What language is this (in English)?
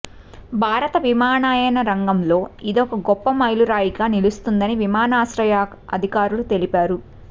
Telugu